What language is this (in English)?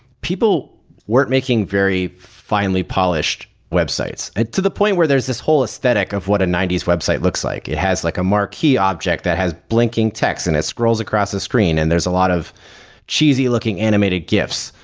English